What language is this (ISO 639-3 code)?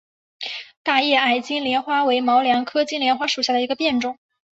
zho